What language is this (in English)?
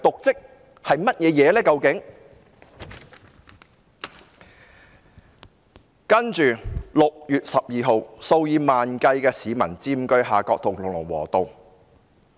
Cantonese